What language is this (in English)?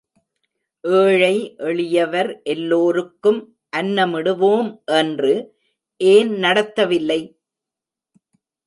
Tamil